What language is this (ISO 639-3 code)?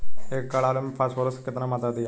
bho